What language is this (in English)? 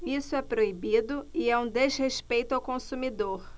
Portuguese